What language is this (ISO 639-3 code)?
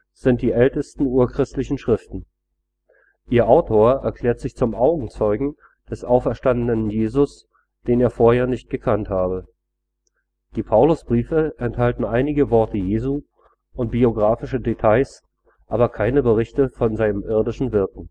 deu